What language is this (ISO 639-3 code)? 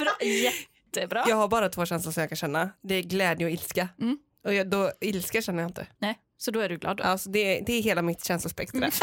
swe